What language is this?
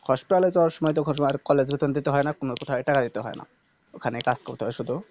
Bangla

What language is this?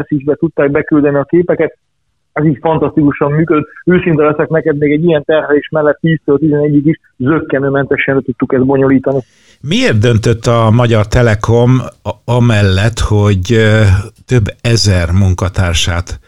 Hungarian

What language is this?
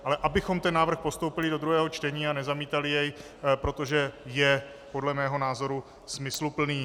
Czech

